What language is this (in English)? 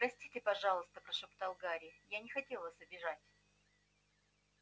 Russian